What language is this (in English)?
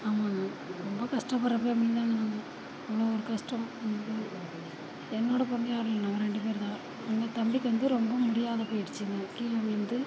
Tamil